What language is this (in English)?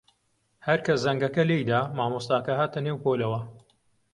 Central Kurdish